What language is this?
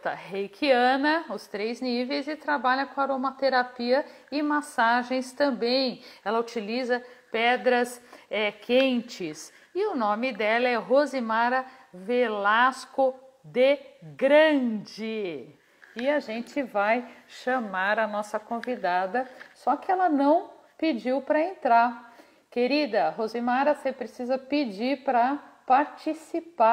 Portuguese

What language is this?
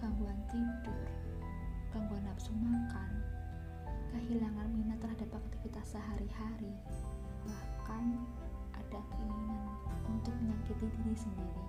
Indonesian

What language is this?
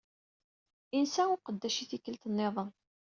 Kabyle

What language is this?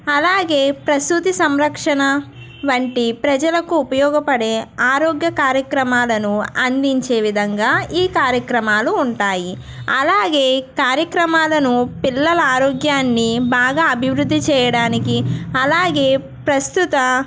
Telugu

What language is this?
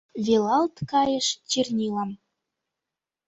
Mari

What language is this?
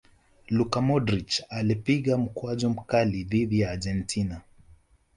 Swahili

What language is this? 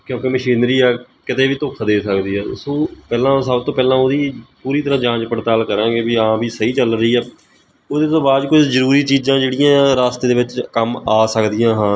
Punjabi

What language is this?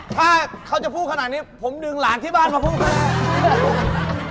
Thai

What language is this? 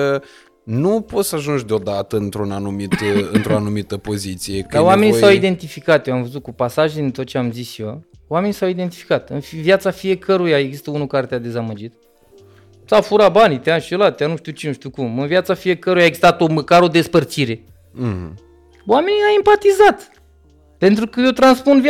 Romanian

